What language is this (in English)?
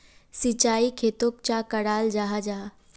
Magahi